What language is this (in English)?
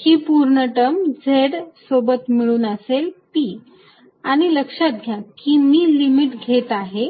Marathi